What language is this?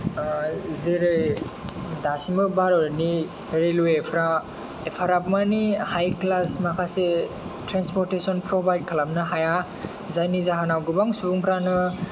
Bodo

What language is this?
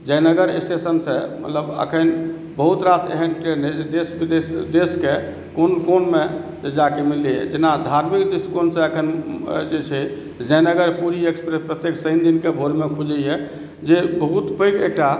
Maithili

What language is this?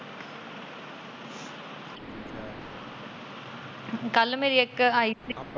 Punjabi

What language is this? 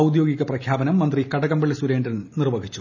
Malayalam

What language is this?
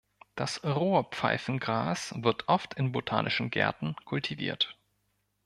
German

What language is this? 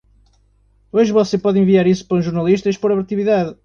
Portuguese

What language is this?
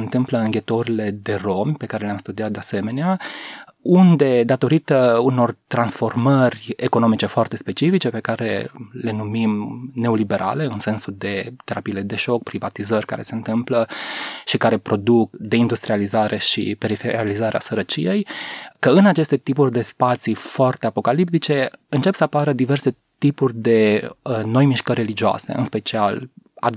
Romanian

